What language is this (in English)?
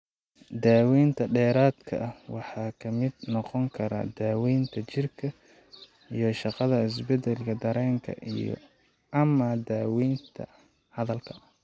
Somali